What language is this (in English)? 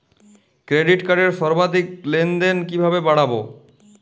Bangla